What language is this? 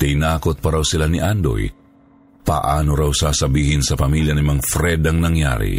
Filipino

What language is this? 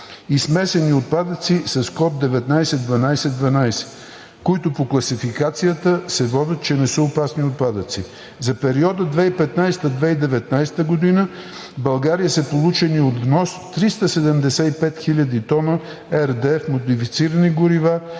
Bulgarian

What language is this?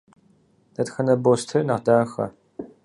Kabardian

